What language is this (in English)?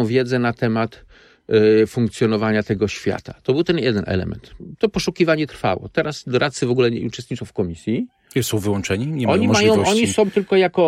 Polish